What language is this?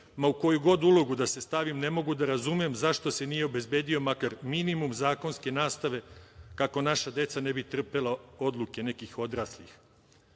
Serbian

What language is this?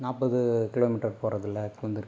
Tamil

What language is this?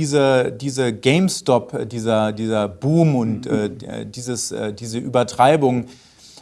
German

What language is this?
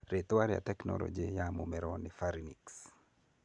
Kikuyu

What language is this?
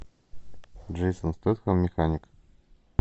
Russian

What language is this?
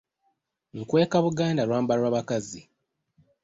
Ganda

